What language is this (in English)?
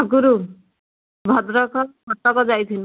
Odia